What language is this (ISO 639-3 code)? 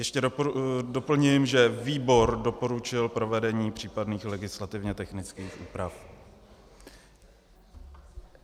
ces